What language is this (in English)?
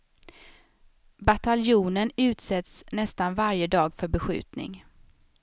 Swedish